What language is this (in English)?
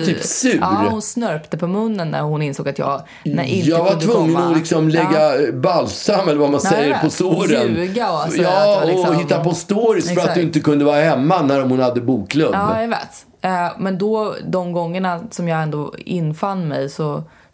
Swedish